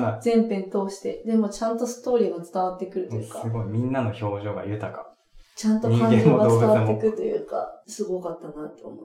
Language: Japanese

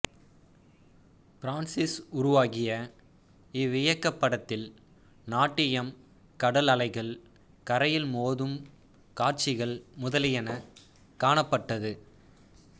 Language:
Tamil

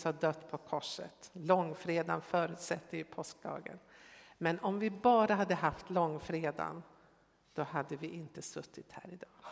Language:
Swedish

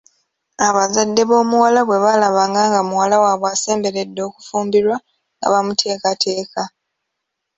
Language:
Ganda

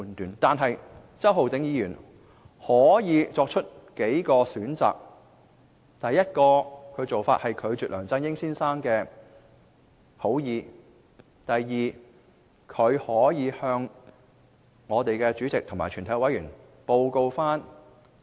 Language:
Cantonese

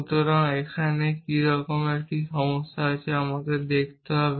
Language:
Bangla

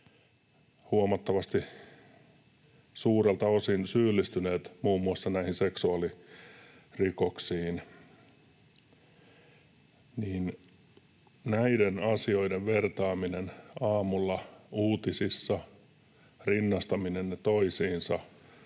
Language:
Finnish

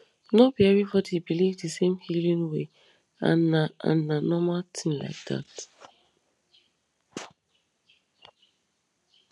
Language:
Nigerian Pidgin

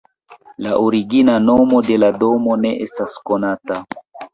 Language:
Esperanto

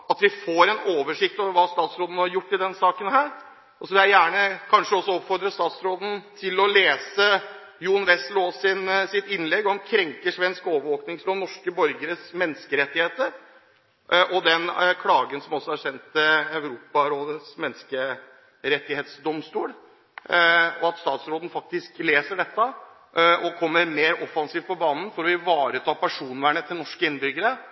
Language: Norwegian Bokmål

